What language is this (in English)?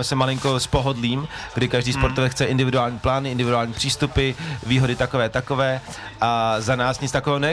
Czech